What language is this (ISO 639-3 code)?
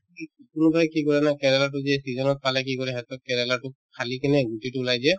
asm